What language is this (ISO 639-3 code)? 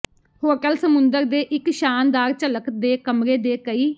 pan